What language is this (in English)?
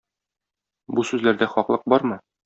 Tatar